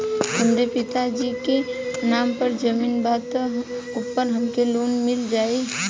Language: Bhojpuri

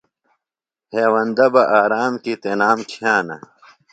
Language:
Phalura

